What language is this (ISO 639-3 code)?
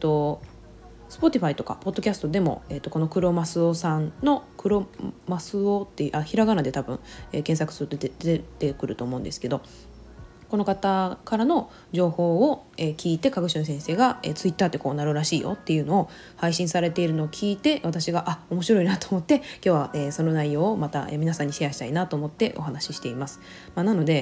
jpn